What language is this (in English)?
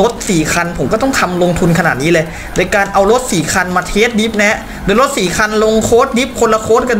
Thai